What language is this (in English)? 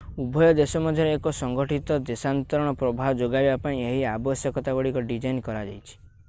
Odia